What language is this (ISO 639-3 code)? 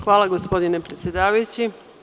srp